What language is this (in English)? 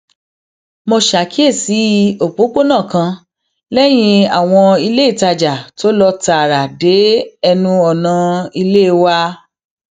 Yoruba